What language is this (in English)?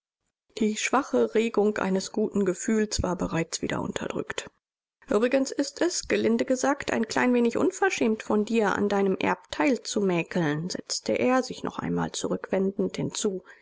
German